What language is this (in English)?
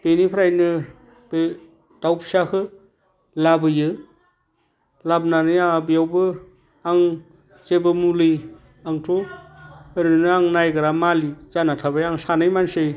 Bodo